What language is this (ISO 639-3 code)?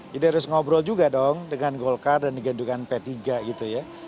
ind